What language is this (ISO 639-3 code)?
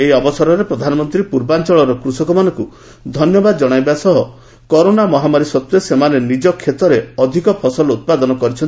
ori